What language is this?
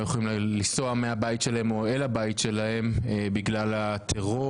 Hebrew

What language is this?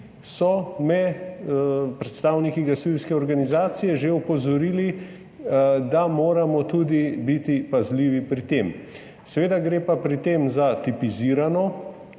Slovenian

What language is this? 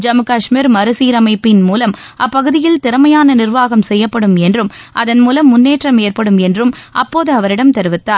Tamil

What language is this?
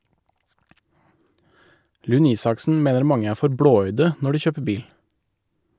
Norwegian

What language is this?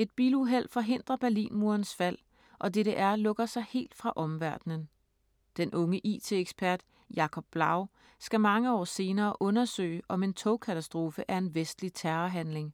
Danish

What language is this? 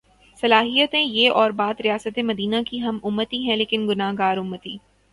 Urdu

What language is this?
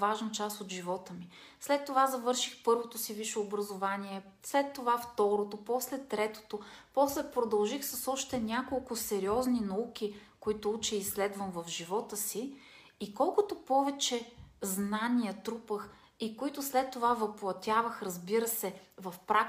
Bulgarian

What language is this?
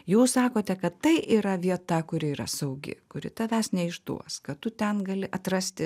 Lithuanian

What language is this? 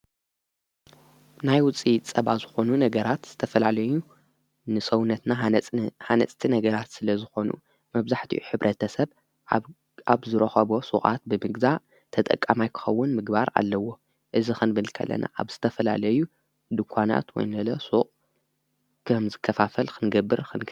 Tigrinya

